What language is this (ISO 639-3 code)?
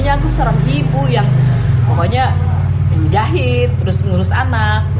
ind